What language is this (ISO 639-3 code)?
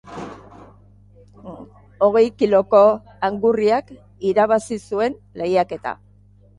eus